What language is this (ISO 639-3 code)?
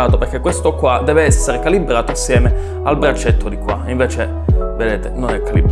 ita